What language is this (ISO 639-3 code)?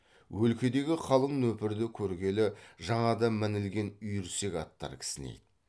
kaz